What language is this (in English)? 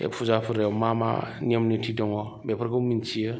Bodo